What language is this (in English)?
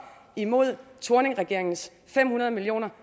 Danish